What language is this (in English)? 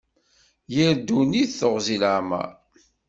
Kabyle